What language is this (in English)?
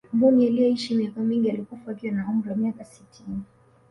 Swahili